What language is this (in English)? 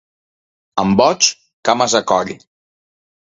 Catalan